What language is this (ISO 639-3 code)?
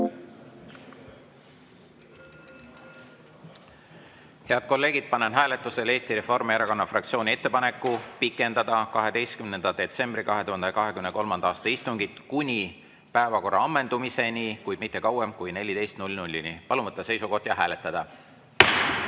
est